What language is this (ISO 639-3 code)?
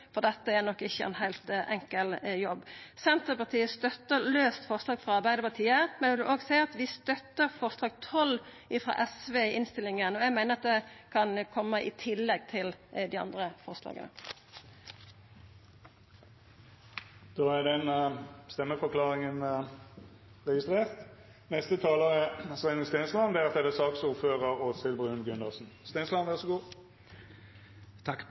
nor